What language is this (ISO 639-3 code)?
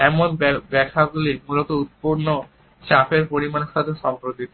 ben